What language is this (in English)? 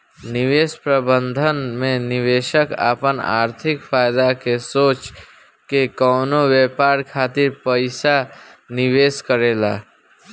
Bhojpuri